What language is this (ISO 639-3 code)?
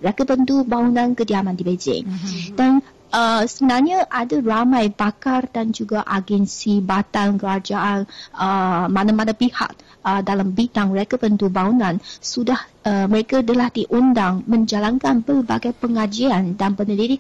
msa